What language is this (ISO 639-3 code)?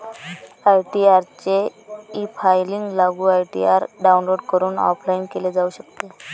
mar